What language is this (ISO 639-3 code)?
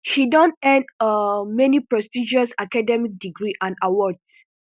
pcm